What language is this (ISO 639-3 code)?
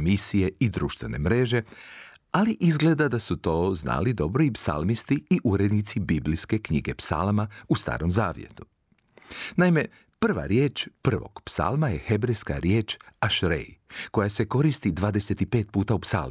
hrv